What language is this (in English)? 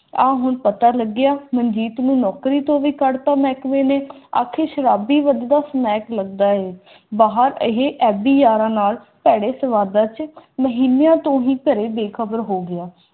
Punjabi